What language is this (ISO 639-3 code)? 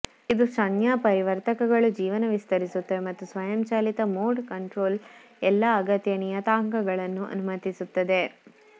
kan